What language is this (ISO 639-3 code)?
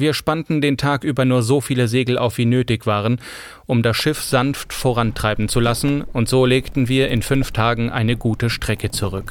deu